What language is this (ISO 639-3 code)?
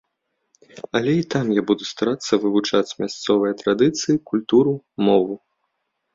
bel